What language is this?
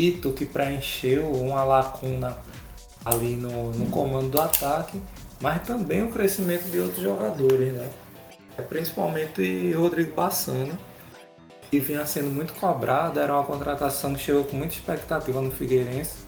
Portuguese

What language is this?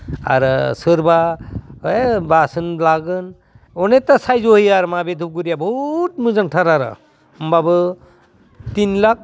Bodo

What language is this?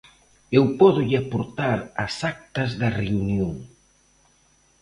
Galician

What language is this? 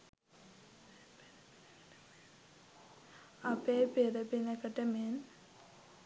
Sinhala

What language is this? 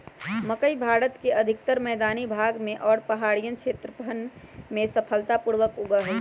Magahi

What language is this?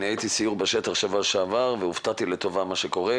Hebrew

